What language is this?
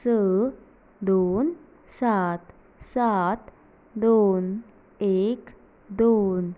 Konkani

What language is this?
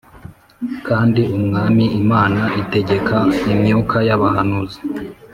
Kinyarwanda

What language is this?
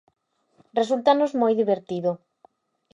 Galician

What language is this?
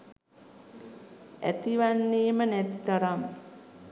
Sinhala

